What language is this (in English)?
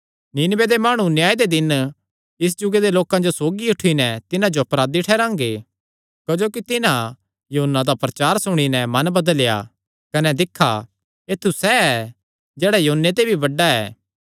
Kangri